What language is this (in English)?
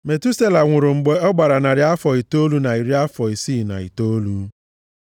Igbo